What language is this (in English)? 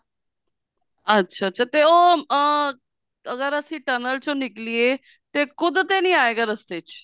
Punjabi